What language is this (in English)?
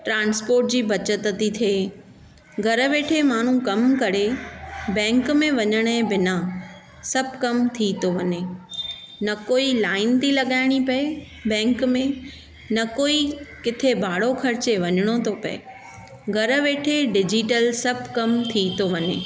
Sindhi